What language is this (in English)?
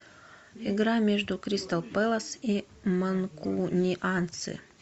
Russian